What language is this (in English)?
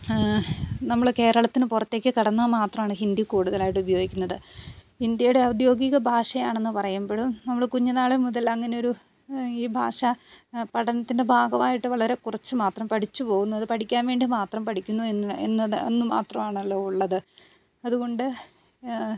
Malayalam